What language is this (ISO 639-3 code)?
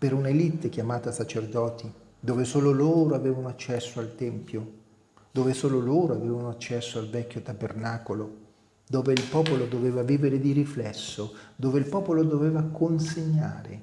ita